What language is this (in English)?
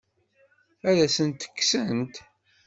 Kabyle